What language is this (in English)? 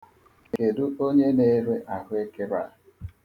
Igbo